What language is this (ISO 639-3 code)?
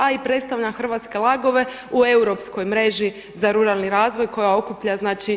hrv